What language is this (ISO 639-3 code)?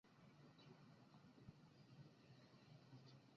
zho